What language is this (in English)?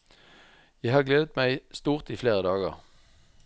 Norwegian